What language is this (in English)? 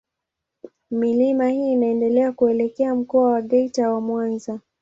Swahili